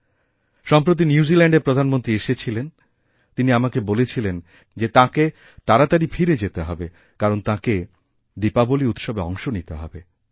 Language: Bangla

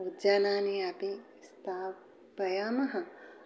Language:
Sanskrit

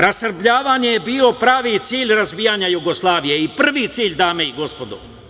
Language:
Serbian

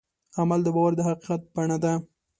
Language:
Pashto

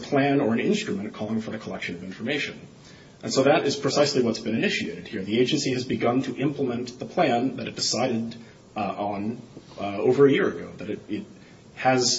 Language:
English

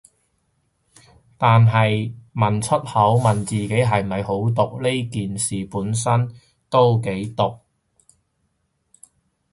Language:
Cantonese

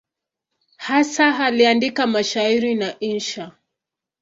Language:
Swahili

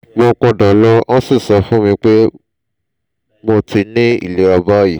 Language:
Yoruba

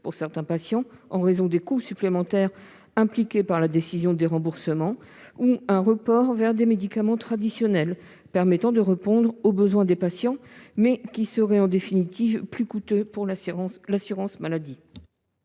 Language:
French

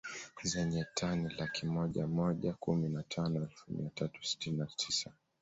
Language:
Swahili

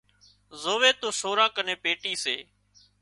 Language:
Wadiyara Koli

